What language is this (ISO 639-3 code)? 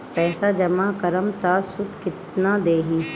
bho